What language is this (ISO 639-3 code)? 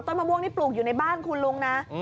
tha